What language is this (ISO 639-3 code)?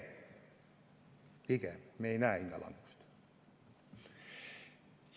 est